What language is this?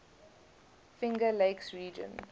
English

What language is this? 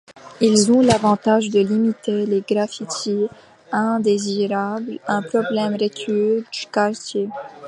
French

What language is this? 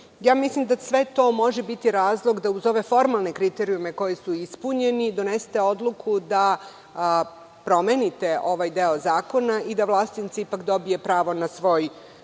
Serbian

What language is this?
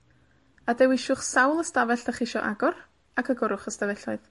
Welsh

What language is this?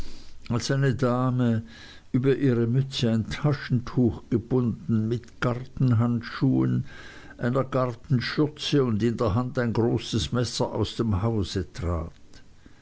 German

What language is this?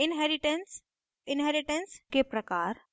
Hindi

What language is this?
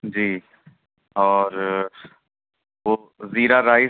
Urdu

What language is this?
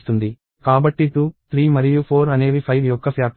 Telugu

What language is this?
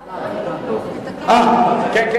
Hebrew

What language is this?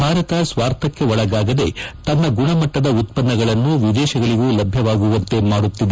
Kannada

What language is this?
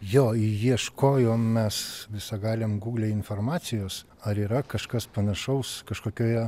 Lithuanian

